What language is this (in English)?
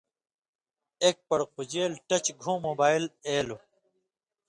Indus Kohistani